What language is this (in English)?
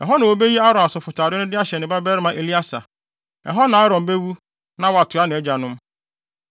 Akan